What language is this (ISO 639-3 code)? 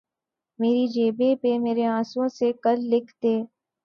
urd